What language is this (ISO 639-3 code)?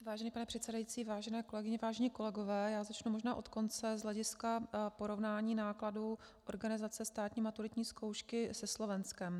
ces